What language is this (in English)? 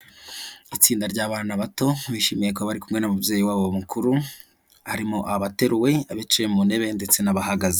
Kinyarwanda